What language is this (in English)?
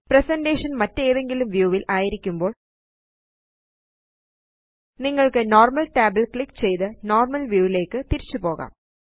Malayalam